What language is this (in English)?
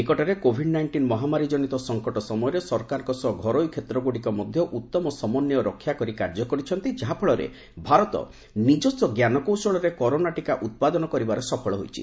Odia